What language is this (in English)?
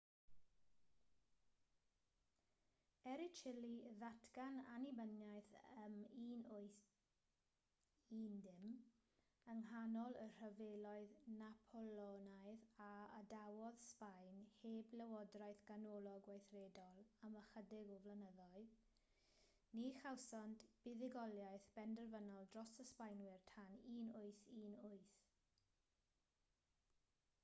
Welsh